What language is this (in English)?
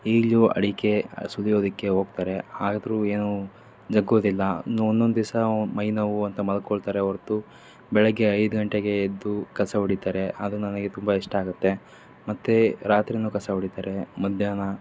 Kannada